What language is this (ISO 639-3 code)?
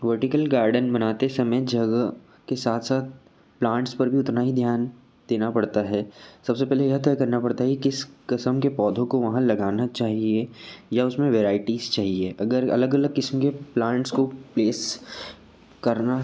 hin